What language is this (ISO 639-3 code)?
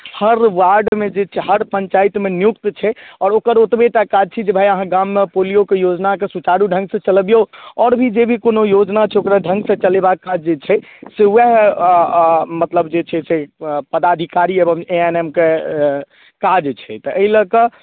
mai